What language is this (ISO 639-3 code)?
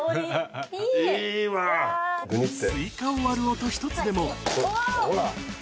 jpn